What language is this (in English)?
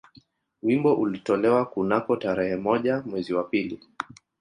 Swahili